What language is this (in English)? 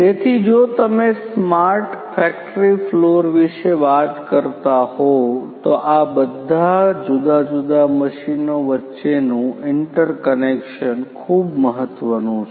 Gujarati